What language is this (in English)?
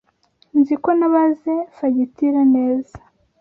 Kinyarwanda